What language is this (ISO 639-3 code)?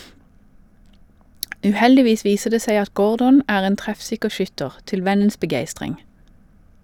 nor